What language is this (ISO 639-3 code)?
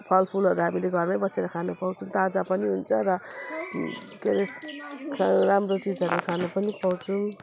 nep